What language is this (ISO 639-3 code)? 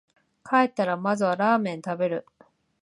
jpn